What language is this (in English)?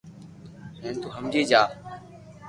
Loarki